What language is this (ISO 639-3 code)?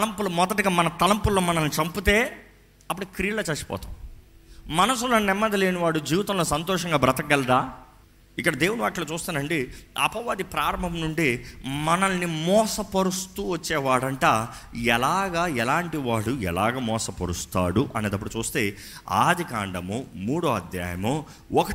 tel